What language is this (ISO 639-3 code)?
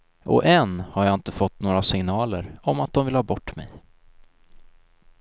swe